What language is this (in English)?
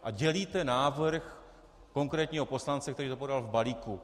Czech